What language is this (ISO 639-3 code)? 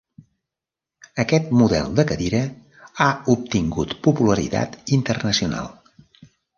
cat